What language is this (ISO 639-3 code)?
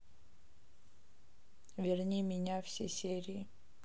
rus